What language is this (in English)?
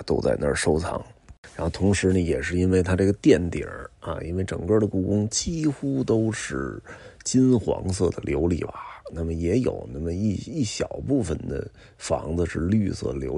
Chinese